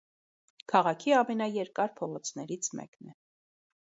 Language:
Armenian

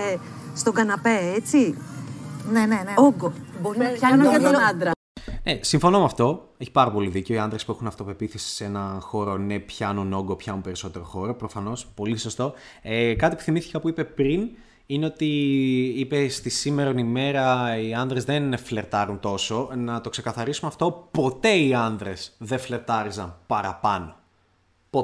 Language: Greek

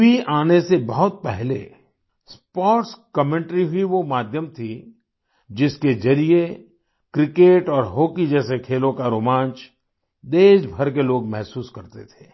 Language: Hindi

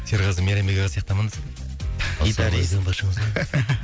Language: Kazakh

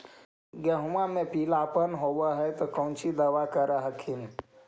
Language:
Magahi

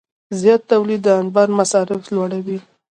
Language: Pashto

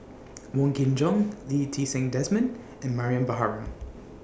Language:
English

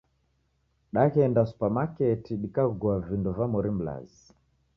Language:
Taita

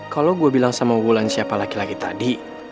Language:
Indonesian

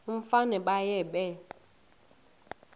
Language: Xhosa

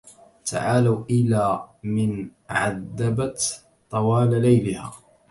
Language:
Arabic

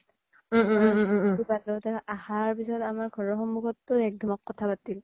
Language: Assamese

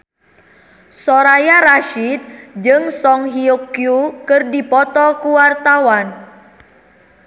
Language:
Sundanese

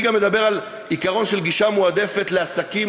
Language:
Hebrew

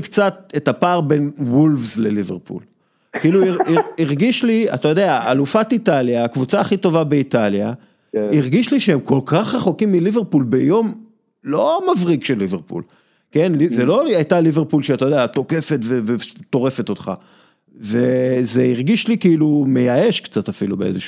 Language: Hebrew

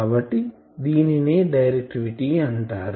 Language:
Telugu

